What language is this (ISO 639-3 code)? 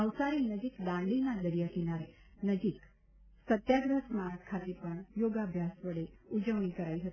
guj